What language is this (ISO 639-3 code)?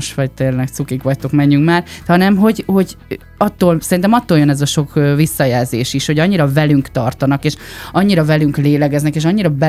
hun